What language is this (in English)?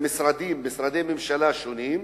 Hebrew